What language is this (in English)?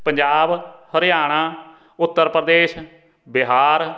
Punjabi